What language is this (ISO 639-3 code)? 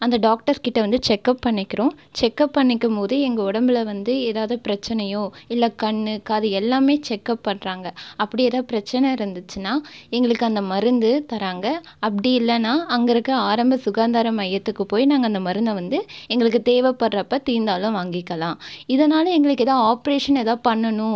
tam